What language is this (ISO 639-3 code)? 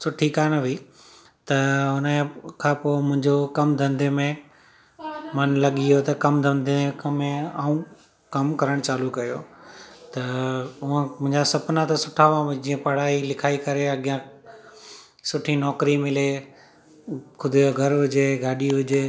snd